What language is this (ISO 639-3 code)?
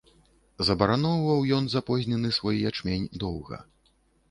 bel